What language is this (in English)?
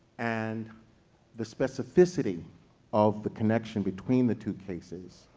English